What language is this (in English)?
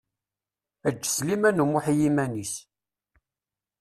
Kabyle